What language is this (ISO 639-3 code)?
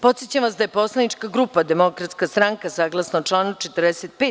srp